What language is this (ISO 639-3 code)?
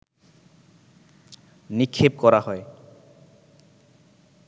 ben